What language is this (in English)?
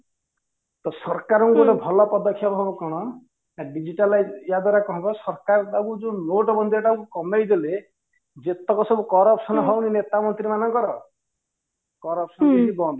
Odia